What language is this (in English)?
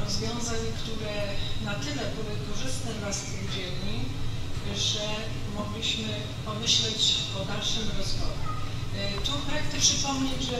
Polish